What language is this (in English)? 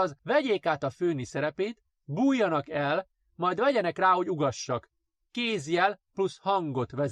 Hungarian